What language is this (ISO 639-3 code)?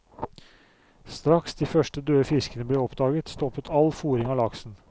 nor